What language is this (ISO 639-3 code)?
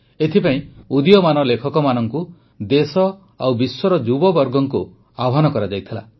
ori